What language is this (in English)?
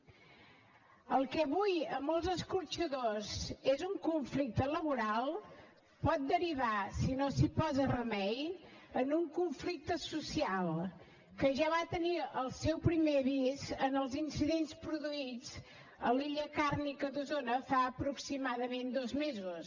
Catalan